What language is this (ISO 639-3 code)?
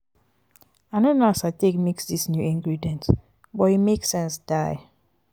pcm